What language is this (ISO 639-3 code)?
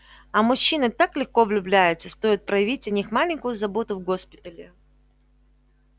rus